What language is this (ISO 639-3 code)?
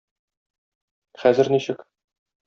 tat